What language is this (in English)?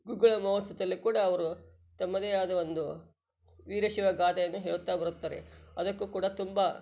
Kannada